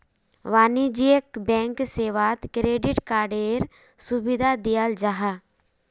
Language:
Magahi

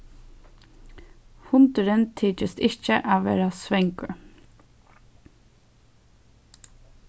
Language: Faroese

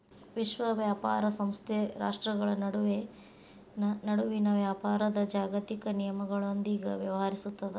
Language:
Kannada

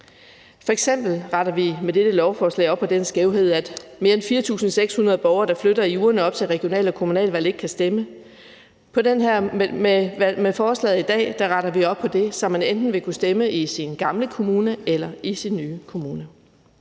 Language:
Danish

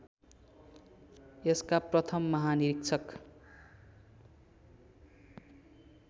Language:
Nepali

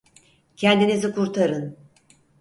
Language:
Turkish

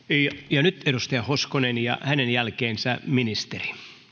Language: Finnish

